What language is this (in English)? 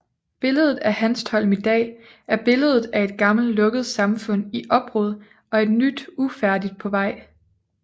Danish